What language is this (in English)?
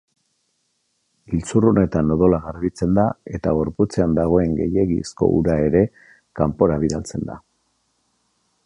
Basque